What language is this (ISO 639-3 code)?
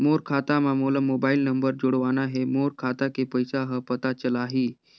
hne